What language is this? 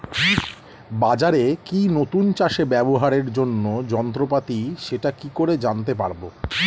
Bangla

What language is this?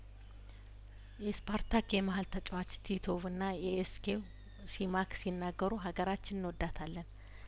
Amharic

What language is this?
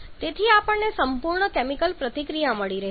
Gujarati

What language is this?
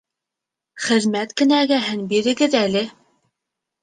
Bashkir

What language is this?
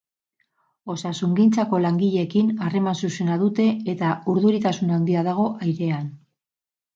Basque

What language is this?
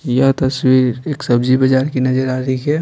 Hindi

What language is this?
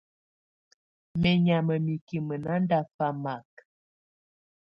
Tunen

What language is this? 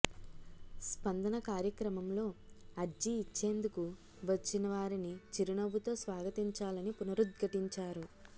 Telugu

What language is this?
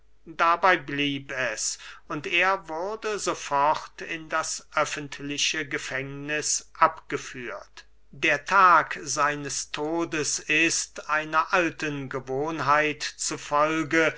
German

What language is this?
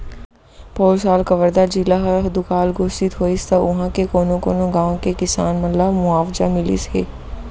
Chhattisgarhi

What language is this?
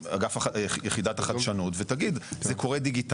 Hebrew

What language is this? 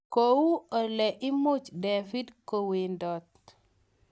Kalenjin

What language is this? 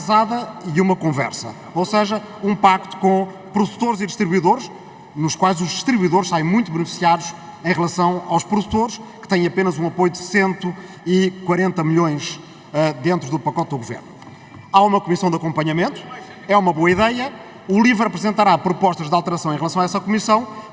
Portuguese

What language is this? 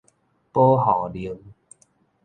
Min Nan Chinese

